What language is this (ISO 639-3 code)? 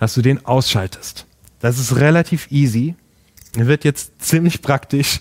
deu